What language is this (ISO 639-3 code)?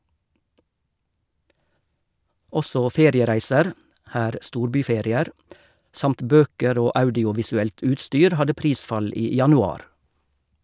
nor